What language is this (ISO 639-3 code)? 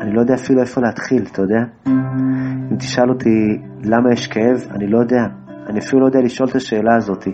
heb